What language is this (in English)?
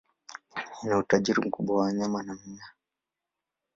Swahili